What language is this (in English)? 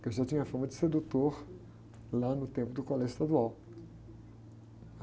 Portuguese